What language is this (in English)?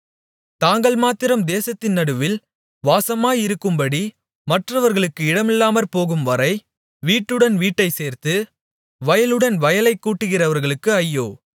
Tamil